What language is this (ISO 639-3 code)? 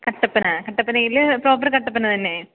mal